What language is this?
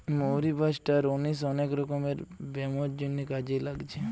Bangla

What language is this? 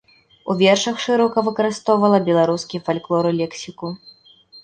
Belarusian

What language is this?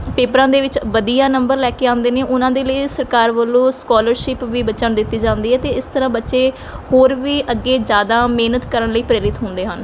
Punjabi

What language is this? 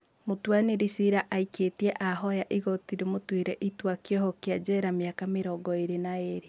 Kikuyu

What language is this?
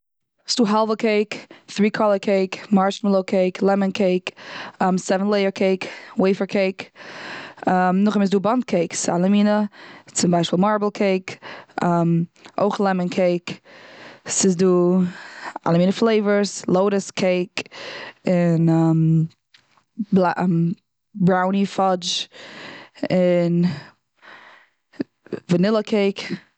Yiddish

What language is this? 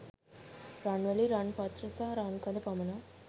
Sinhala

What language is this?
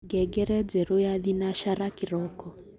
Kikuyu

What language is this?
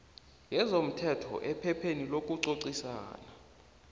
South Ndebele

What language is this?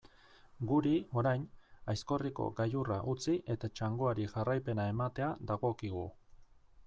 Basque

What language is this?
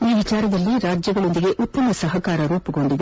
Kannada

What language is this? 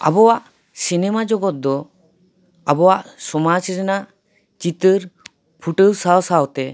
Santali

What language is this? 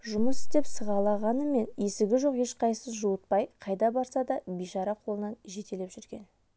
Kazakh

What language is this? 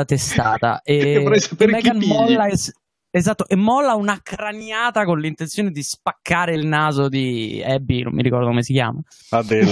Italian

